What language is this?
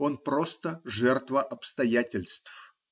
Russian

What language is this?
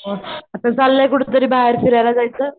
Marathi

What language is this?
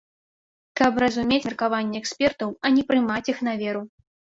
Belarusian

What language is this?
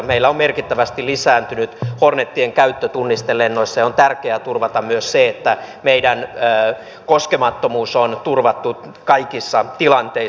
Finnish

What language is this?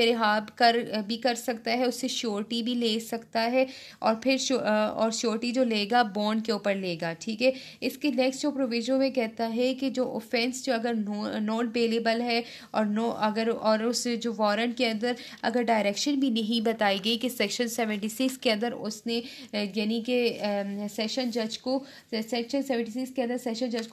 Hindi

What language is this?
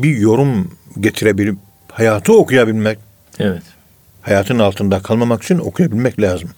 Turkish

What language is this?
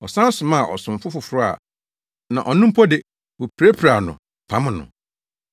Akan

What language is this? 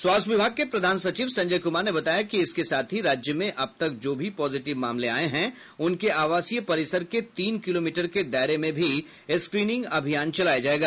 Hindi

